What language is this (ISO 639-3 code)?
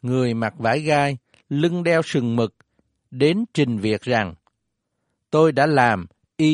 vie